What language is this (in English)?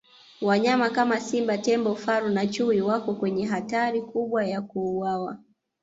Swahili